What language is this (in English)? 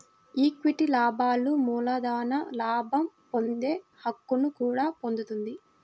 Telugu